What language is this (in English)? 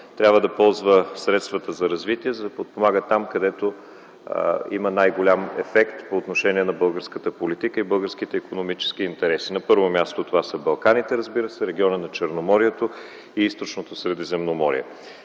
Bulgarian